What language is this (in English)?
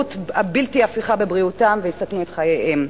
Hebrew